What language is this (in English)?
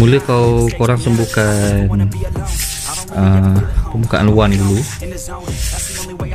Malay